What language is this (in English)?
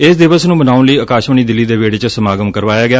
Punjabi